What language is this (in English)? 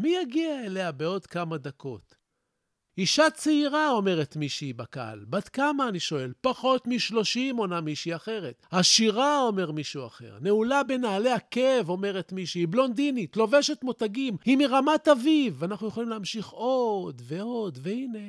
Hebrew